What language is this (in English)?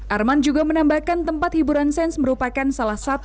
Indonesian